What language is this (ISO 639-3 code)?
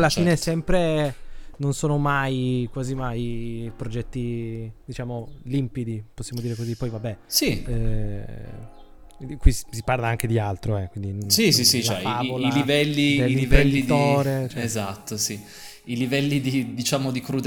ita